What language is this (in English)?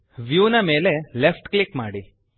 Kannada